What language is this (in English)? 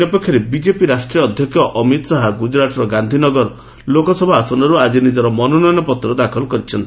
Odia